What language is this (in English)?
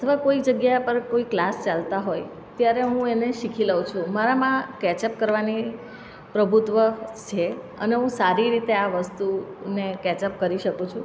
Gujarati